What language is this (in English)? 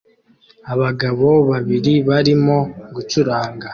Kinyarwanda